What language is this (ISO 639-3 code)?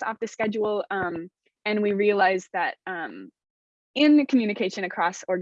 eng